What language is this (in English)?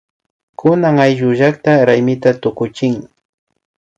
Imbabura Highland Quichua